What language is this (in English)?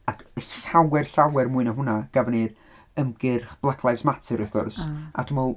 Welsh